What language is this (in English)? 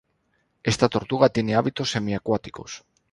Spanish